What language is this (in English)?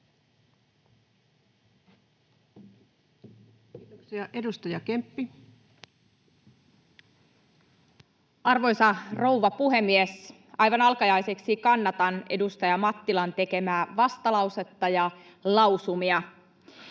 Finnish